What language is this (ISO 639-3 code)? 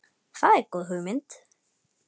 isl